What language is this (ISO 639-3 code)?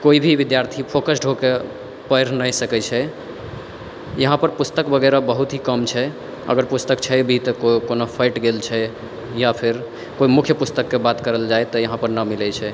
mai